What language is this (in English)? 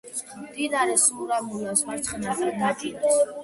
Georgian